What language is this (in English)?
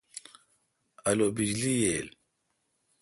Kalkoti